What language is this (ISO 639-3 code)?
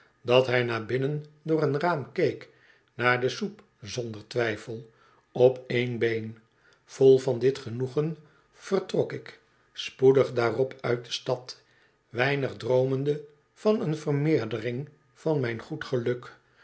nld